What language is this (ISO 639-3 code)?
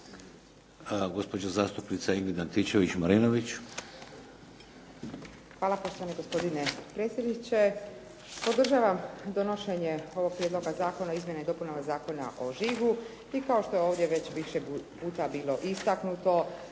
hrv